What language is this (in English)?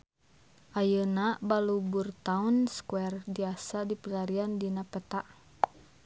Sundanese